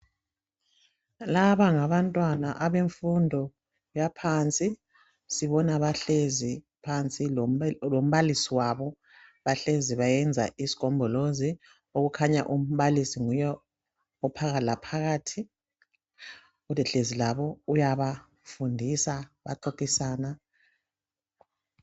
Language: North Ndebele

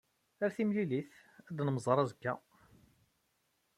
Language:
Kabyle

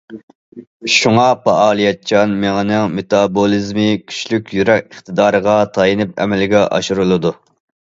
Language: Uyghur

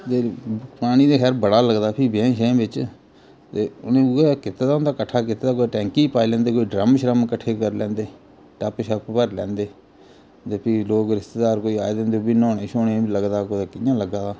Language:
Dogri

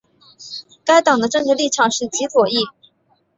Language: Chinese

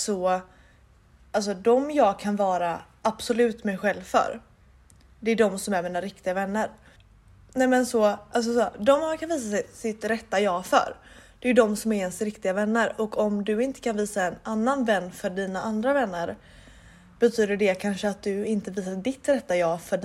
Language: Swedish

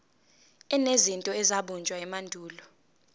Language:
Zulu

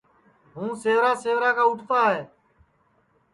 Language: Sansi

